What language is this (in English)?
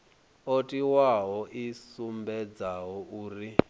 Venda